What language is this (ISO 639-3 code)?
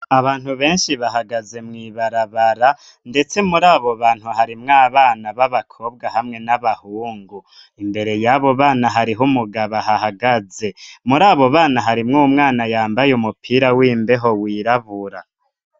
run